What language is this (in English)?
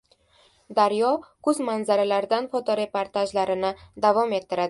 Uzbek